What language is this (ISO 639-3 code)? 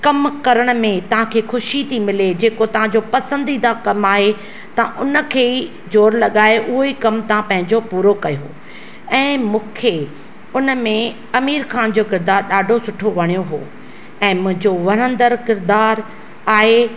snd